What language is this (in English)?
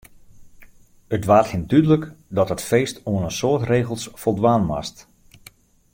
Western Frisian